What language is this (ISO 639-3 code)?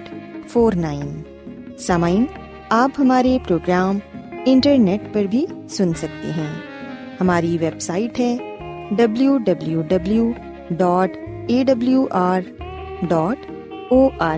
urd